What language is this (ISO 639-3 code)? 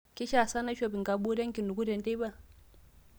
mas